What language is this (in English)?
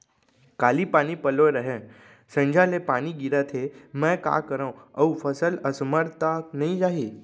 Chhattisgarhi